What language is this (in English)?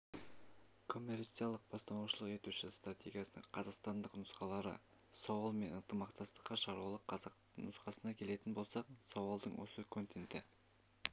Kazakh